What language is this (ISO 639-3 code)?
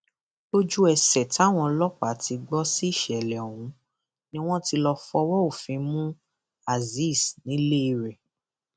yor